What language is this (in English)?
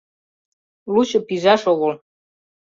Mari